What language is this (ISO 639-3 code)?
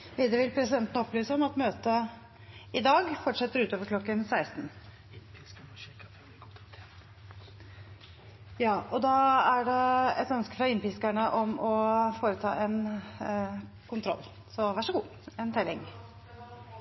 nob